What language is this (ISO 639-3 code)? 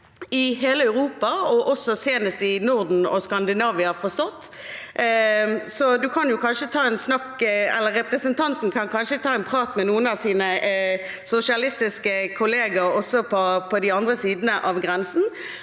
nor